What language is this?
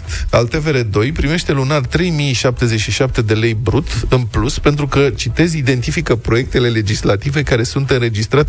Romanian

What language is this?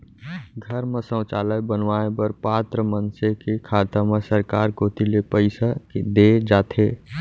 Chhattisgarhi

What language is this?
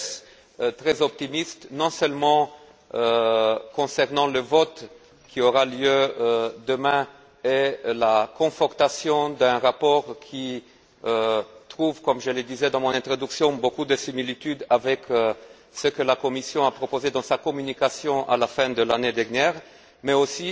French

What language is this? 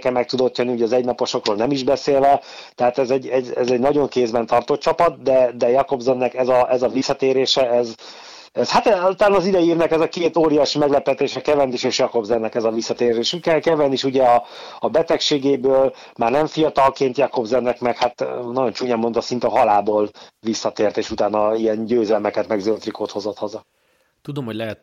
Hungarian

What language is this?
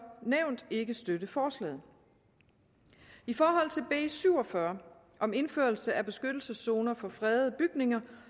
Danish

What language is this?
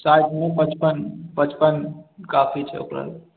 Maithili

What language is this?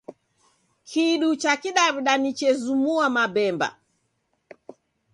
Taita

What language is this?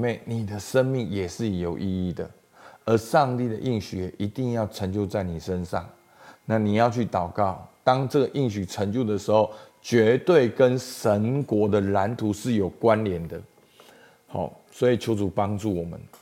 Chinese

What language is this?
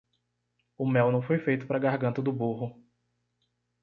Portuguese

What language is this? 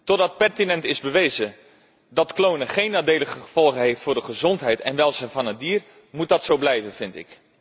Dutch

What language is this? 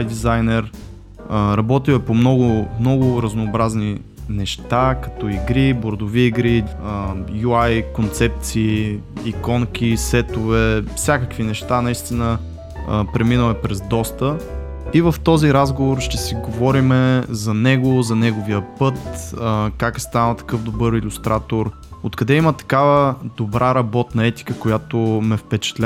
Bulgarian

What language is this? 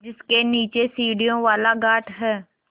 Hindi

